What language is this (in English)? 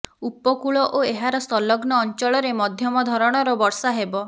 Odia